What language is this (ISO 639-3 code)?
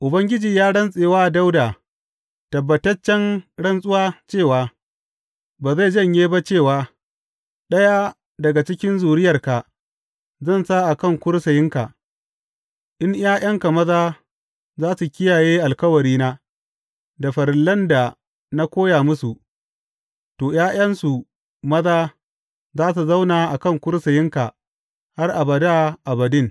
hau